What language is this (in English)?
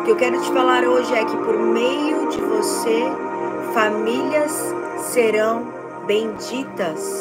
Portuguese